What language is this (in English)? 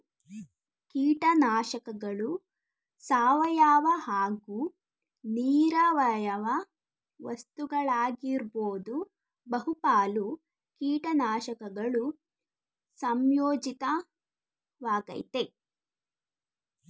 Kannada